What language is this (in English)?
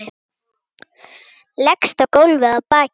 Icelandic